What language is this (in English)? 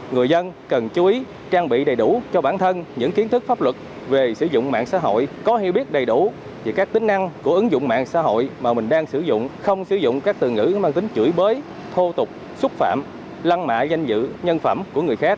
Vietnamese